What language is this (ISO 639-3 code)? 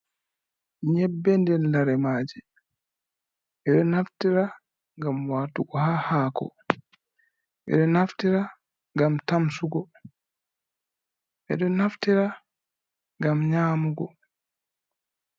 ful